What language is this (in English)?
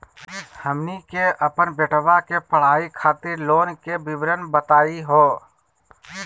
Magahi